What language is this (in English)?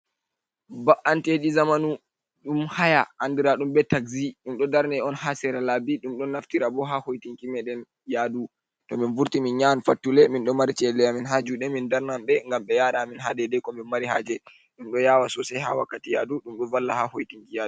Fula